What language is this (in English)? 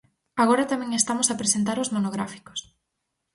Galician